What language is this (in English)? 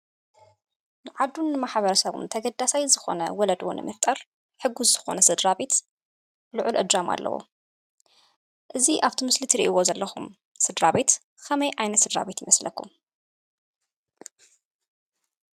Tigrinya